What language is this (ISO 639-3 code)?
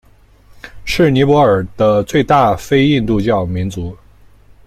zho